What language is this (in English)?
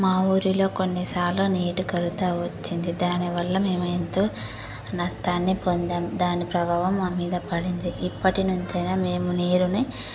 Telugu